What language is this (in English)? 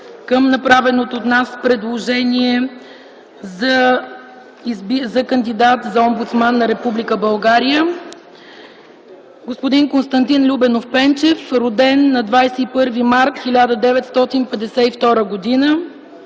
Bulgarian